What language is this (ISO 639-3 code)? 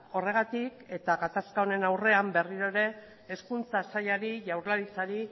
eus